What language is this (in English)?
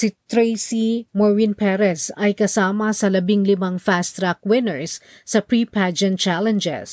Filipino